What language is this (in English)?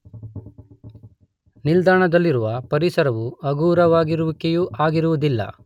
Kannada